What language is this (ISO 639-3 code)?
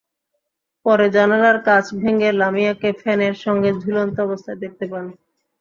ben